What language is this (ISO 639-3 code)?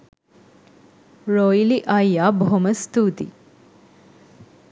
sin